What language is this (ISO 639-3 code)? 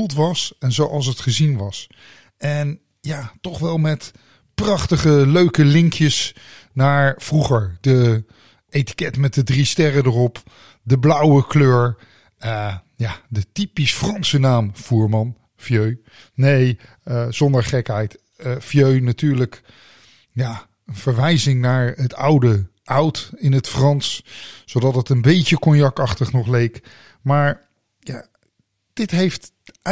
nld